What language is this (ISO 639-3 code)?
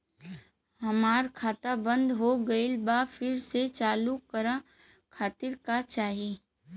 bho